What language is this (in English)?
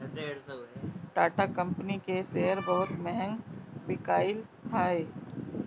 Bhojpuri